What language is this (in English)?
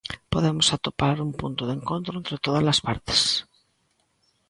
Galician